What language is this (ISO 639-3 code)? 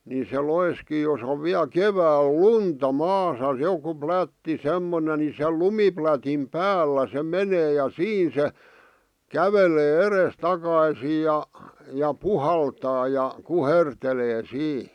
fin